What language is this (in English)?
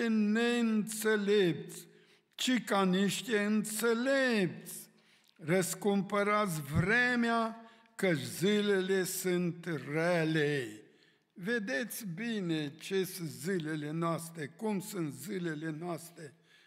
Romanian